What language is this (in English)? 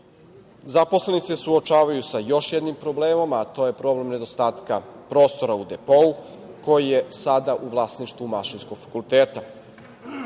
Serbian